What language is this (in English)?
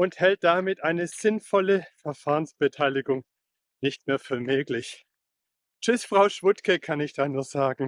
German